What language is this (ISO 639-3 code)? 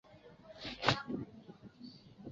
zho